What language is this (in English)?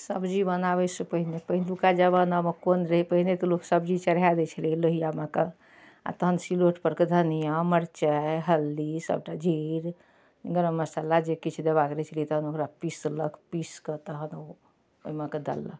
Maithili